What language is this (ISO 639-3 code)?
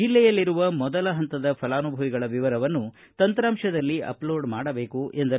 kan